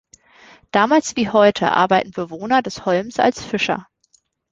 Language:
German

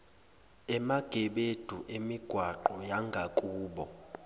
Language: Zulu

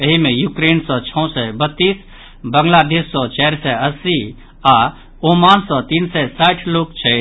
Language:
Maithili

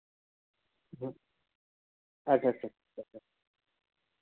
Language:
Santali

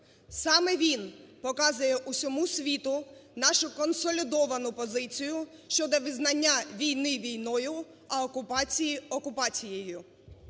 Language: Ukrainian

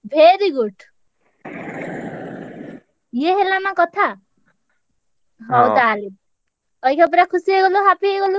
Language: Odia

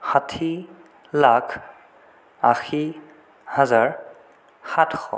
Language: Assamese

